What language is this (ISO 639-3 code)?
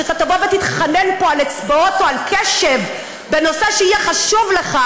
heb